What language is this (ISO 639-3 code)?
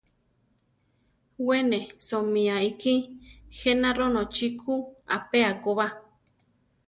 tar